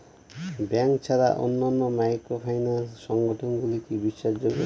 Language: Bangla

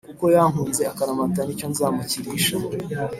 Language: Kinyarwanda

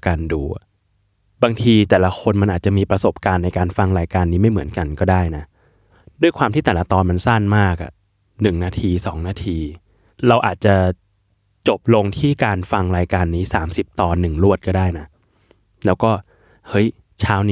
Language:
Thai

